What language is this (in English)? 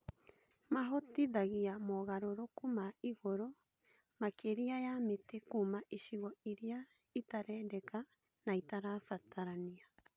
Kikuyu